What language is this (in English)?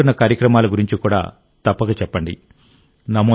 Telugu